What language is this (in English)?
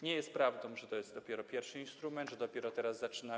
Polish